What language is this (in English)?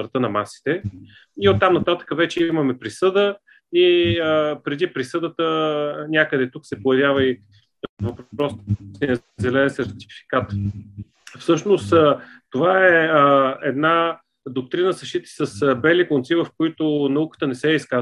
Bulgarian